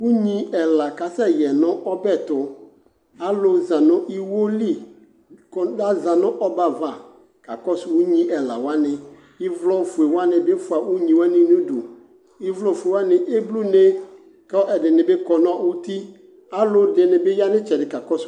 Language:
Ikposo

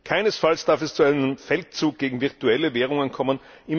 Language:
German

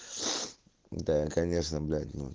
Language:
Russian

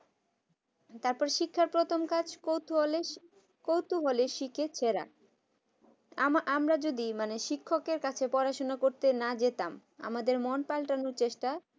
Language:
Bangla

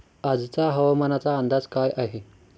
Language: Marathi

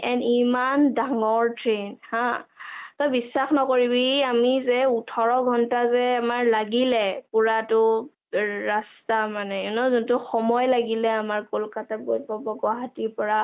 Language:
Assamese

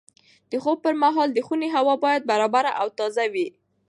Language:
Pashto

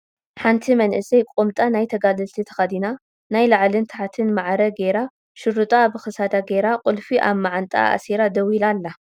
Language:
Tigrinya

